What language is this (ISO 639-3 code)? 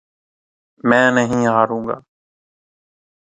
urd